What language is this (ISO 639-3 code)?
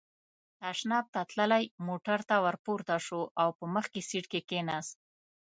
pus